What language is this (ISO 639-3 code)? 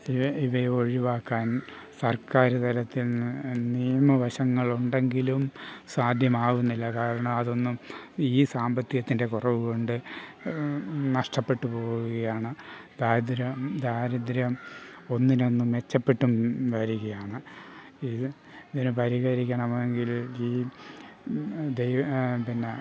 mal